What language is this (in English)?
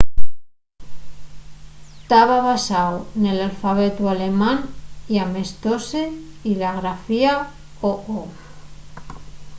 Asturian